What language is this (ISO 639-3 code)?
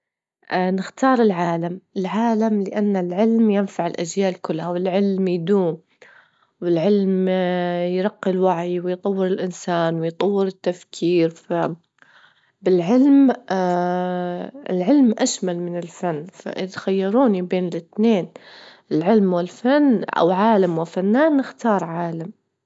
ayl